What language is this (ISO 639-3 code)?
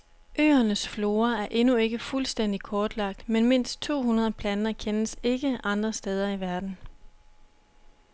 dan